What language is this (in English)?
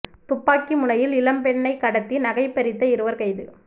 Tamil